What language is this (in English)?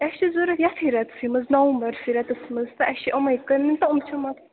Kashmiri